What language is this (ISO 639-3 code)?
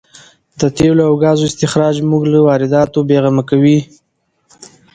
pus